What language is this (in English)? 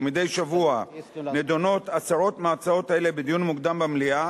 Hebrew